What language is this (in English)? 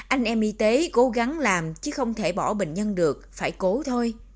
Vietnamese